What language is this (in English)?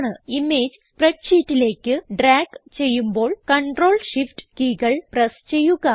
Malayalam